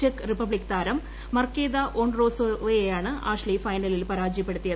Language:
Malayalam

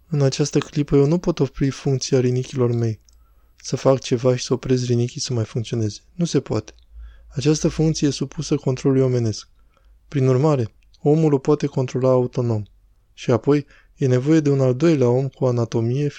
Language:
Romanian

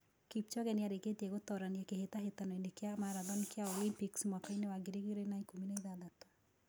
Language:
Kikuyu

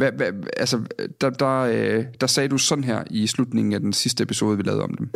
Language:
Danish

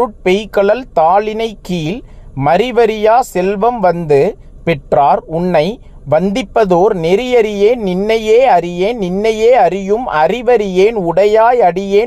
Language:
Tamil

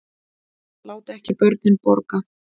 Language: Icelandic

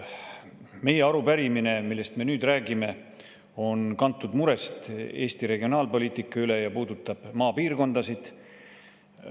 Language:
Estonian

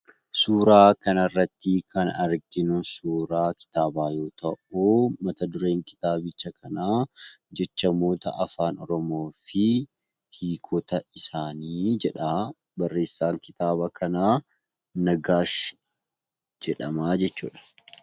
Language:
Oromo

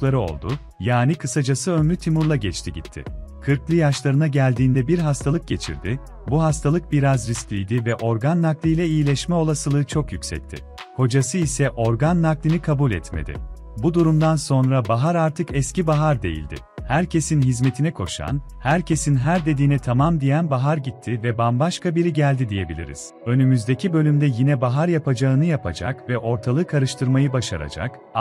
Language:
Turkish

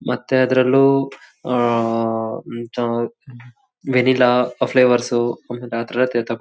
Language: Kannada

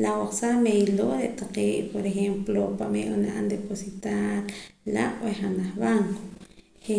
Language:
Poqomam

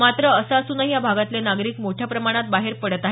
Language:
Marathi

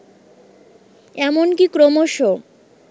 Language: Bangla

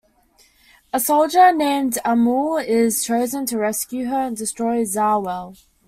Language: English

